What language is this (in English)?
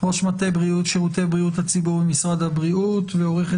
Hebrew